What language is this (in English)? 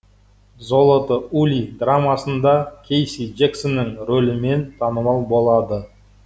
Kazakh